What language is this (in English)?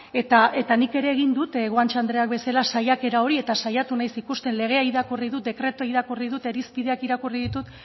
Basque